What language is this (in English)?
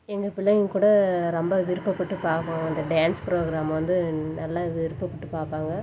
Tamil